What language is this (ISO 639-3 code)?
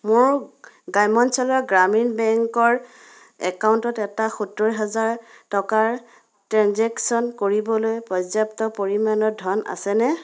asm